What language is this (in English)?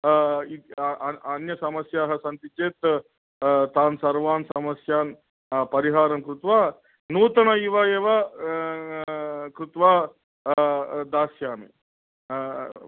Sanskrit